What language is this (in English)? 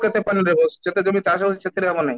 Odia